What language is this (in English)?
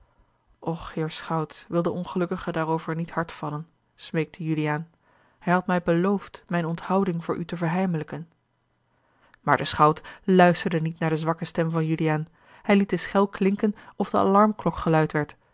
Dutch